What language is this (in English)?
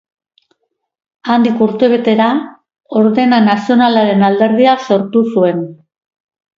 Basque